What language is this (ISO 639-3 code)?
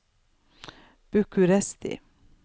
nor